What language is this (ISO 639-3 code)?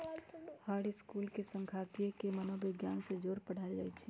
mag